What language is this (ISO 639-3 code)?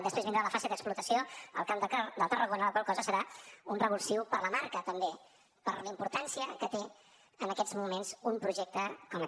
cat